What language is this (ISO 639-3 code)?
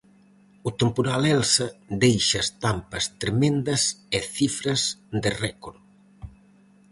glg